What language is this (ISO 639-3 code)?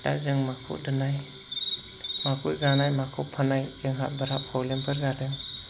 brx